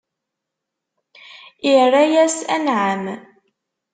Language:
Kabyle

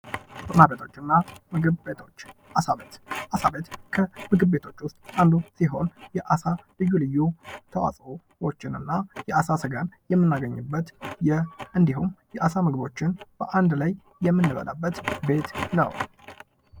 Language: Amharic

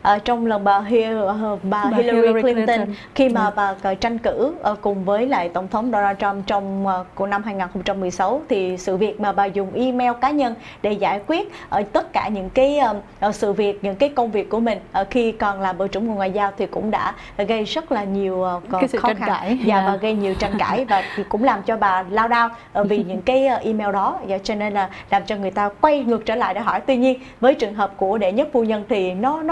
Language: Vietnamese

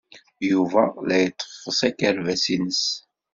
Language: Kabyle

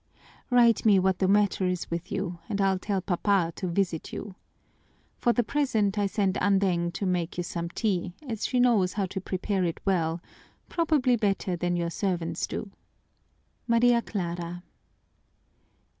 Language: English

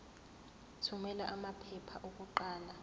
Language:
Zulu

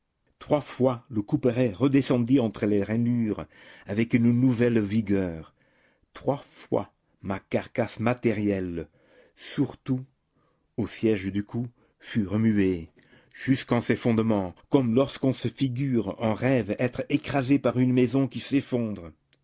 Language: French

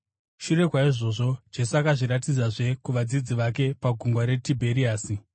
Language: Shona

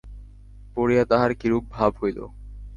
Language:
Bangla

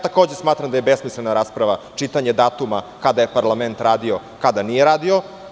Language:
Serbian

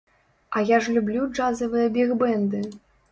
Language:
Belarusian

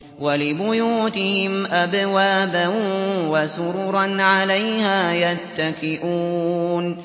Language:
Arabic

